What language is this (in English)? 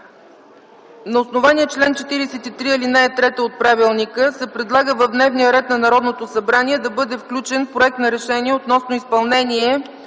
Bulgarian